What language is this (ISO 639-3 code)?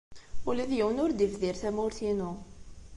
kab